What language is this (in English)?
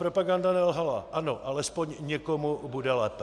Czech